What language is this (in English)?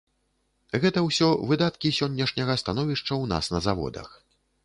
Belarusian